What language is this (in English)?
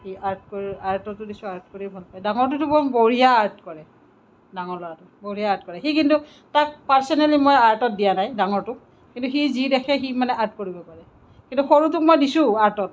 Assamese